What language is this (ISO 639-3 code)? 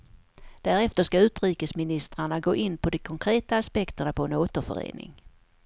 swe